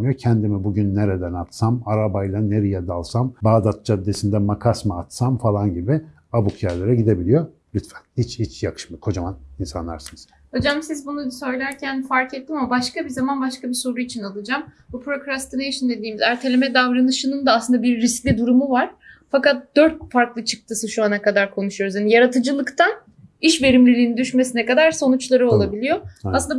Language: Turkish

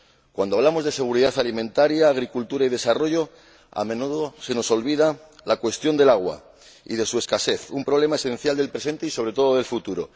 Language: Spanish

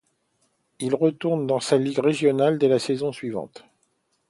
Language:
French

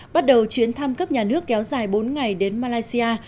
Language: Vietnamese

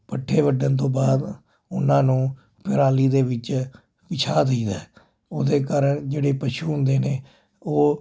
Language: Punjabi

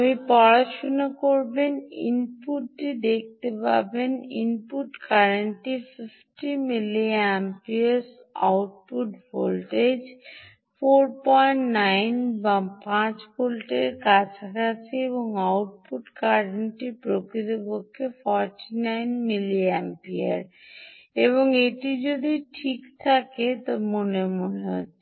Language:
Bangla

